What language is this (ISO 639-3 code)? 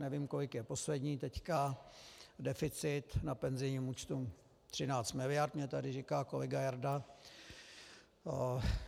ces